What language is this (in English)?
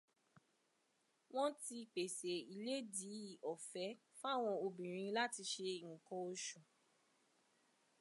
Yoruba